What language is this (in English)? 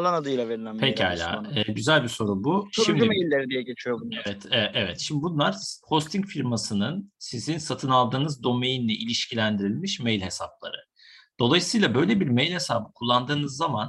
Turkish